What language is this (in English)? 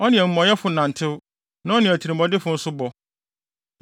Akan